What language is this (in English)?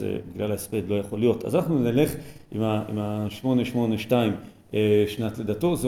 Hebrew